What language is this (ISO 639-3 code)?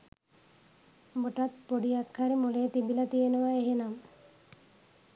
sin